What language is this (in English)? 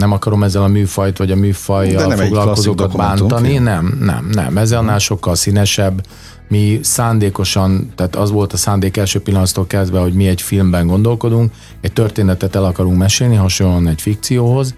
Hungarian